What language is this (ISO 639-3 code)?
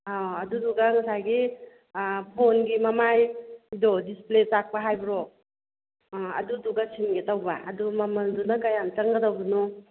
mni